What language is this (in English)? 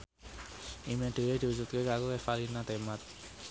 Javanese